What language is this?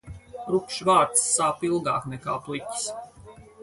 Latvian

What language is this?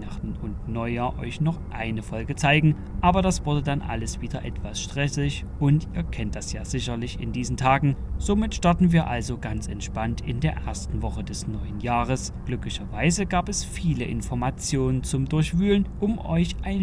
German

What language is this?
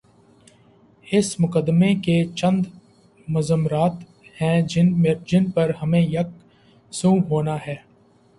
Urdu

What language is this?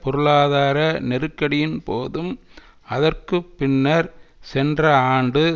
Tamil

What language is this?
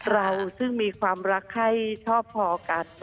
Thai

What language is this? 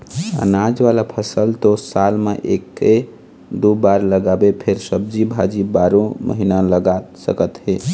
Chhattisgarhi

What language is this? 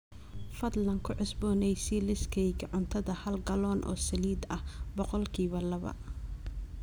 Somali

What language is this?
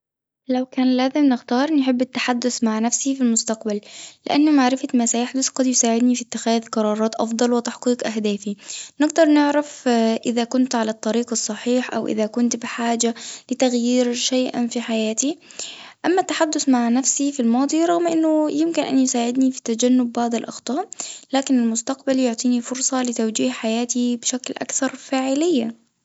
Tunisian Arabic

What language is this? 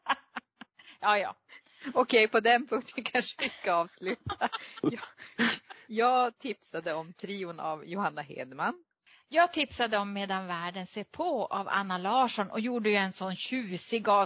Swedish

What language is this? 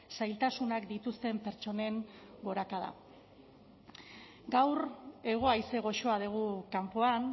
Basque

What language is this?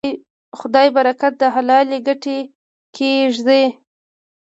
Pashto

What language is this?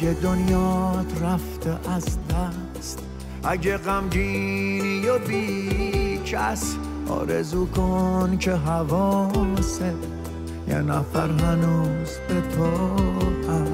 Persian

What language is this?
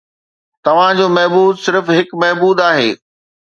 Sindhi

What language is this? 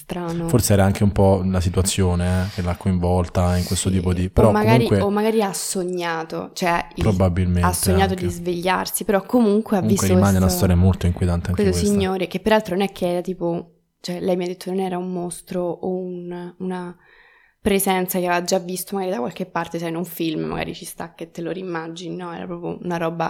Italian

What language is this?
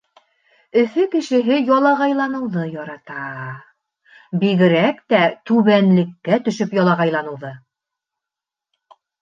Bashkir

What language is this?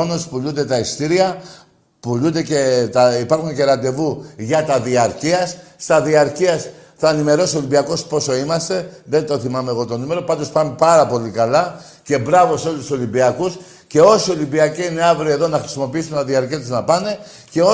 Greek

